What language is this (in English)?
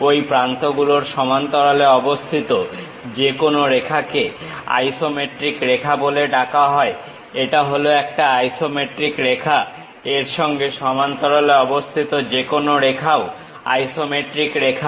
Bangla